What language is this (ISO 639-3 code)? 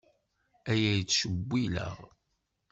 kab